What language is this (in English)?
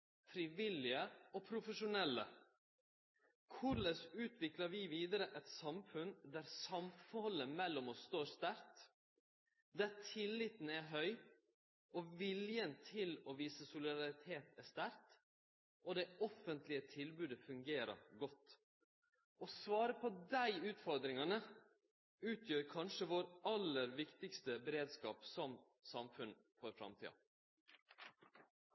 Norwegian Nynorsk